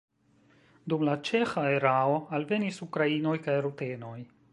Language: Esperanto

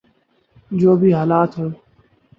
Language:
Urdu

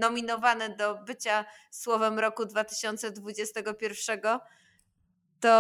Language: Polish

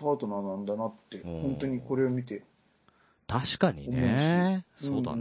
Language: Japanese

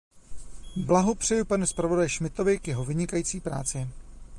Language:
Czech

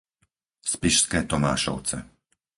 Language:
Slovak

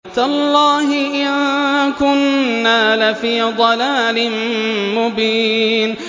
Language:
Arabic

